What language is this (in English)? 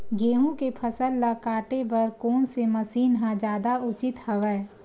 Chhattisgarhi